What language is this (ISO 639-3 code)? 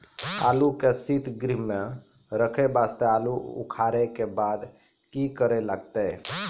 mai